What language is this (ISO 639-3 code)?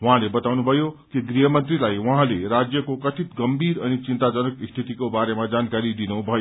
nep